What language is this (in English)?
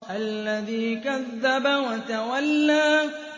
Arabic